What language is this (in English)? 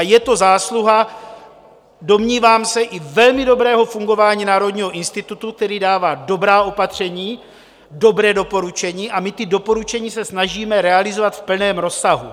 Czech